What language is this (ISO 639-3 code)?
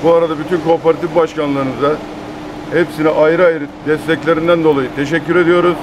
tur